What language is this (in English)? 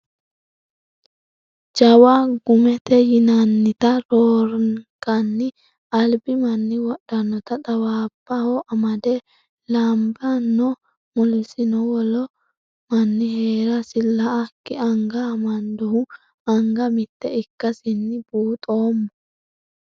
Sidamo